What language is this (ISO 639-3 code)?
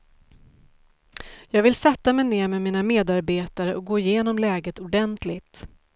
swe